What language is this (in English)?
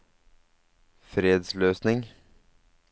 Norwegian